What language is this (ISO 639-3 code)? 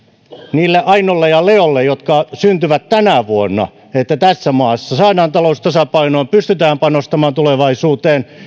fin